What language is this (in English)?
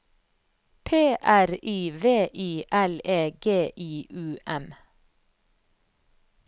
Norwegian